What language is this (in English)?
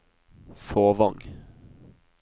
Norwegian